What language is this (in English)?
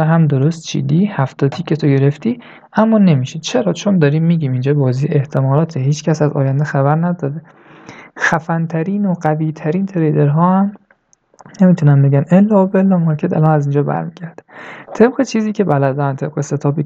Persian